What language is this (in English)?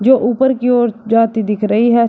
Hindi